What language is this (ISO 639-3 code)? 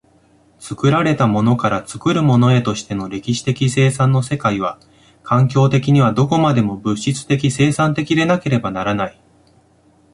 jpn